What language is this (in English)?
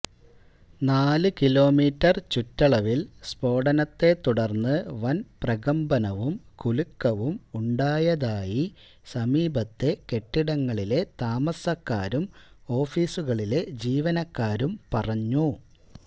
Malayalam